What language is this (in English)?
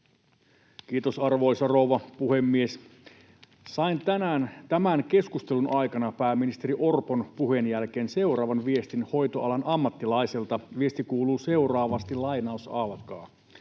Finnish